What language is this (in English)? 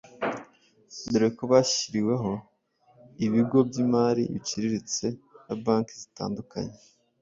Kinyarwanda